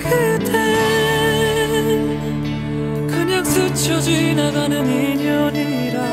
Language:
Korean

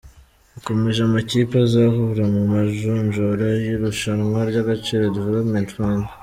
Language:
Kinyarwanda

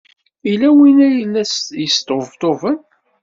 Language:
Kabyle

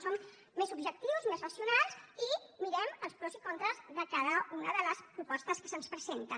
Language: Catalan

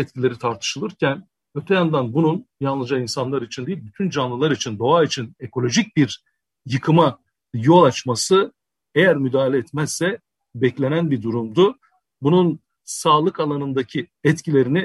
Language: Turkish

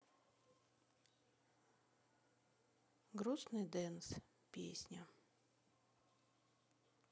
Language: Russian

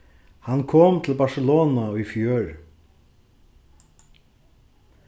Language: Faroese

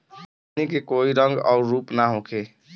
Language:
Bhojpuri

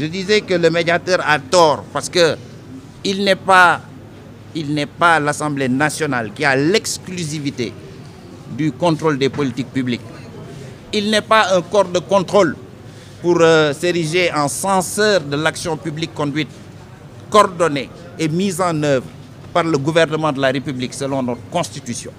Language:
French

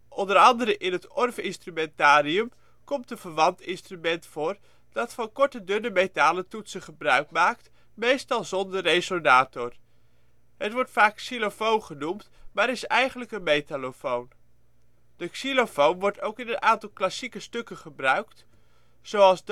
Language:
Dutch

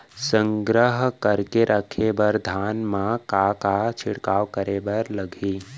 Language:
Chhattisgarhi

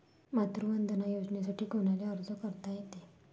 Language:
Marathi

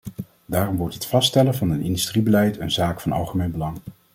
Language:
Dutch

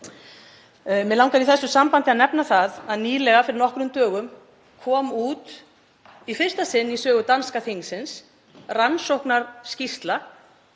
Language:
Icelandic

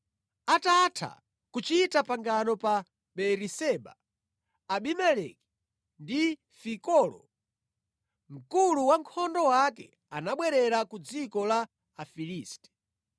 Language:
Nyanja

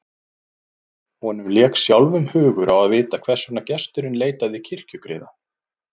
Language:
Icelandic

